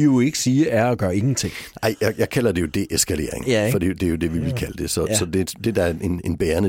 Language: Danish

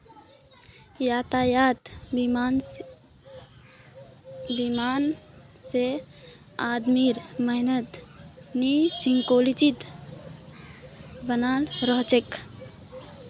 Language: Magahi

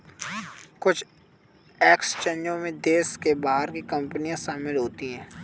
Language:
Hindi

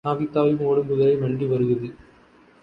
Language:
Tamil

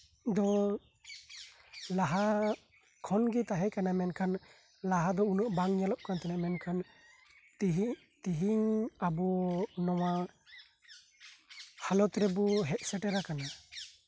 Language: Santali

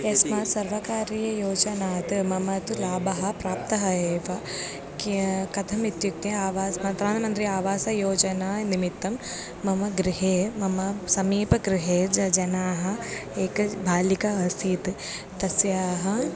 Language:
Sanskrit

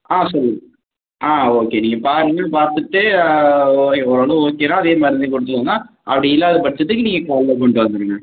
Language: Tamil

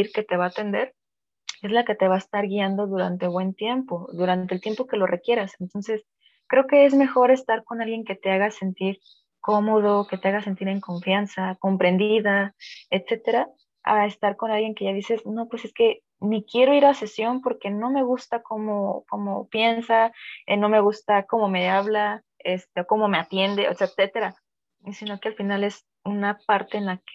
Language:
Spanish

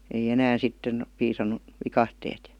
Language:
Finnish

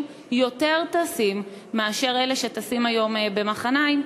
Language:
Hebrew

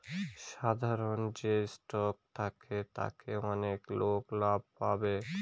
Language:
Bangla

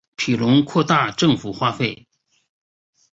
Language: Chinese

